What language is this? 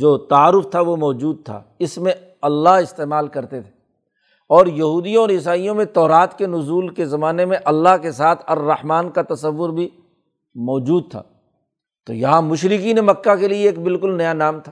Urdu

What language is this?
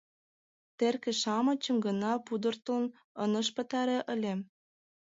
Mari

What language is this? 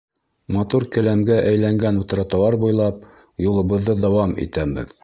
Bashkir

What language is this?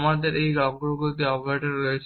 Bangla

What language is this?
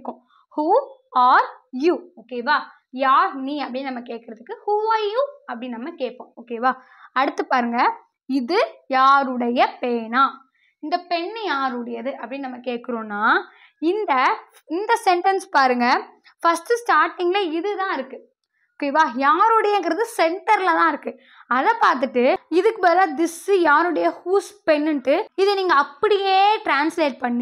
Tamil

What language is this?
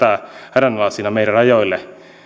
Finnish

